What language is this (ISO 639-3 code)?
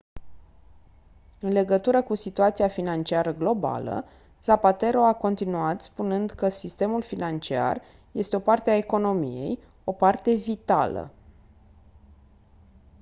ron